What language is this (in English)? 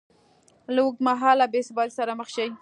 Pashto